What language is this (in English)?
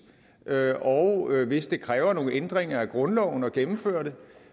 Danish